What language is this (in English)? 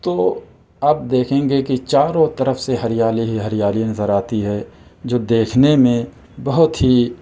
Urdu